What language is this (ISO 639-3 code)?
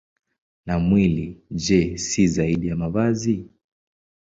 swa